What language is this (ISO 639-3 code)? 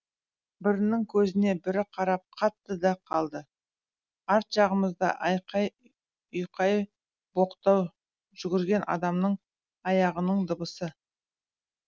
kaz